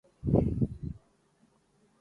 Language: Urdu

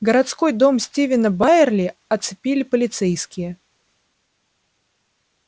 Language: Russian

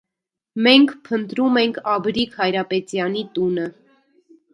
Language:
Armenian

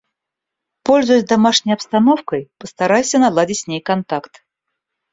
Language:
Russian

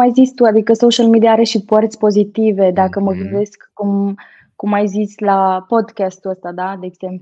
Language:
Romanian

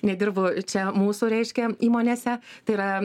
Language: Lithuanian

